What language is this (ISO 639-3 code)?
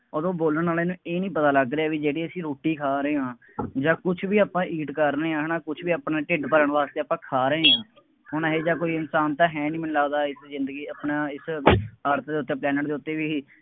pan